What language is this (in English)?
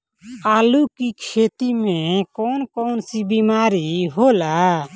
Bhojpuri